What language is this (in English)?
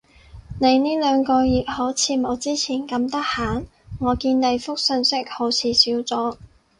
Cantonese